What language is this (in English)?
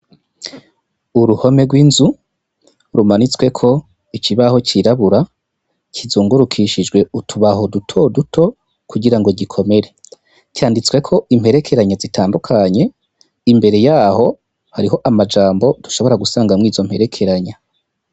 Rundi